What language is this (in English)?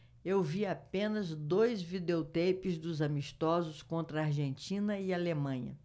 Portuguese